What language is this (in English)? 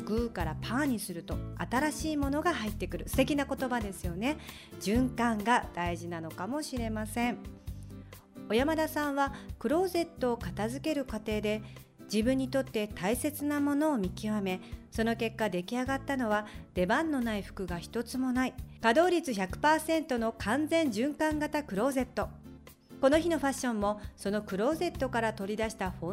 Japanese